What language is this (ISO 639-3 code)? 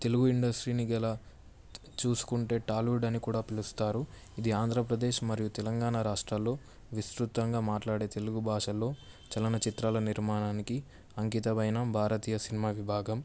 tel